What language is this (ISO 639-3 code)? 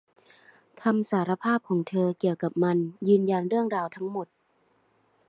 tha